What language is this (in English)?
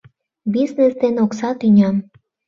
Mari